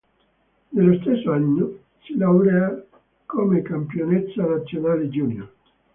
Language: Italian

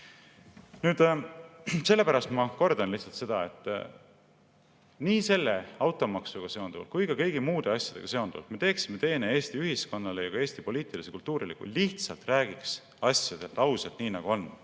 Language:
Estonian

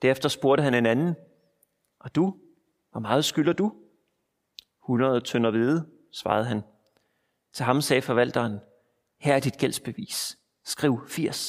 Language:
Danish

